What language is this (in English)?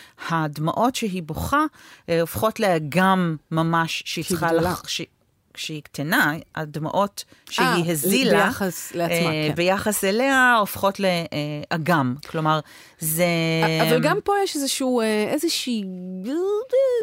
Hebrew